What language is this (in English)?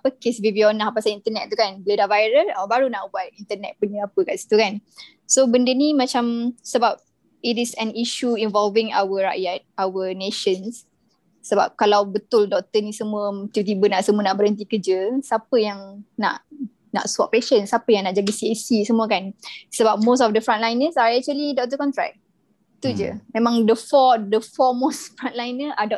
Malay